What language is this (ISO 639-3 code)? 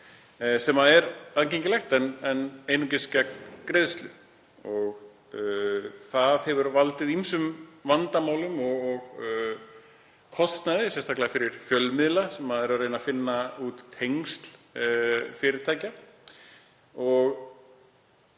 isl